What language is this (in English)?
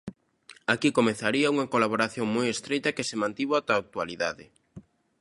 Galician